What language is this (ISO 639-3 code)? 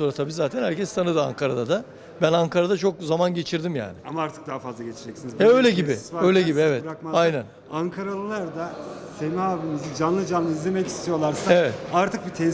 tur